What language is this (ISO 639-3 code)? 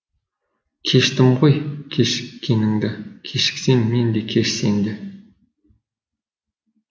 kaz